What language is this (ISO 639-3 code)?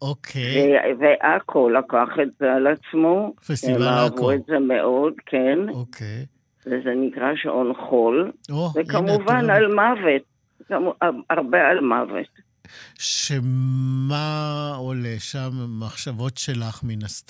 heb